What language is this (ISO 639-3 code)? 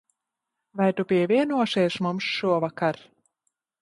lav